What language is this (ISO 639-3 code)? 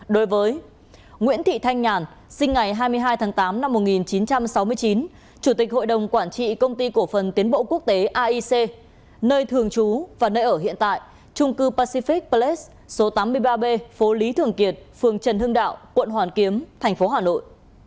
vie